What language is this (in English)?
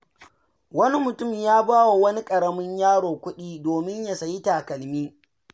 Hausa